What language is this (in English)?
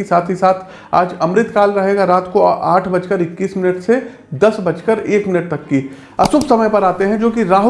Hindi